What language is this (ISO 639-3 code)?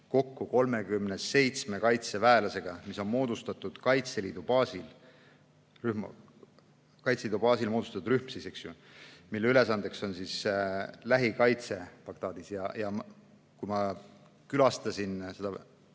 est